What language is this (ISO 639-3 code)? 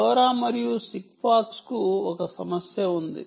tel